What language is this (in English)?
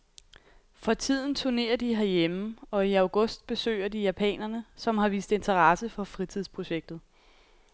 Danish